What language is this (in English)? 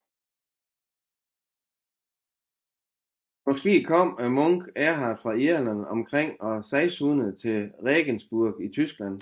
Danish